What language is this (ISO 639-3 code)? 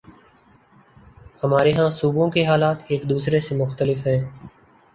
urd